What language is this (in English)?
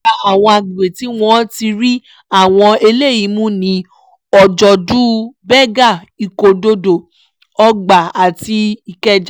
Yoruba